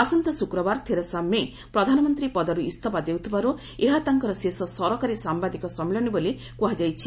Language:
Odia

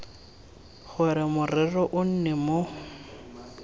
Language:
Tswana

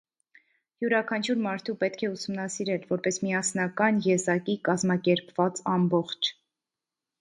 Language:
Armenian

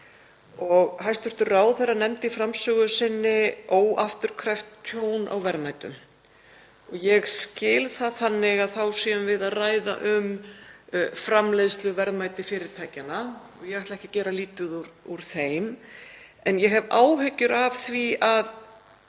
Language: Icelandic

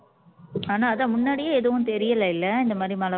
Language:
Tamil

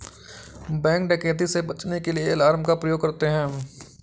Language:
Hindi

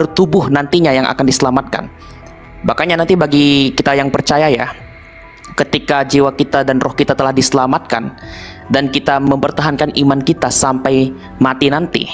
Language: Indonesian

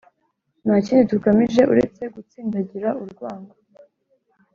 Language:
Kinyarwanda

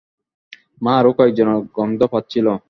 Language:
Bangla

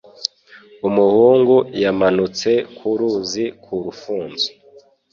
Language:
Kinyarwanda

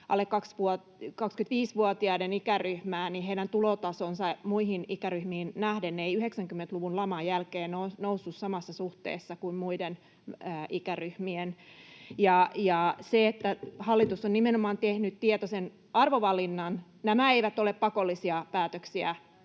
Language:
Finnish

